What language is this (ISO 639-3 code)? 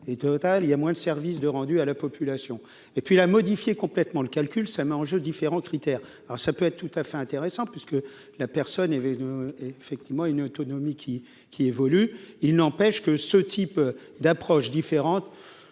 fra